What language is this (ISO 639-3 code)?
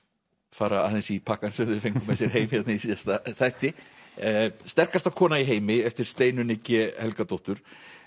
isl